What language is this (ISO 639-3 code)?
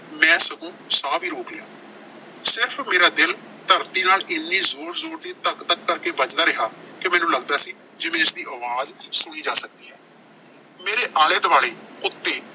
pan